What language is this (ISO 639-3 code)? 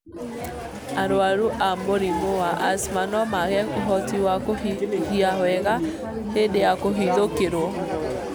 kik